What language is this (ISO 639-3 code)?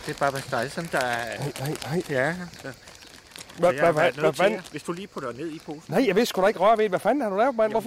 dan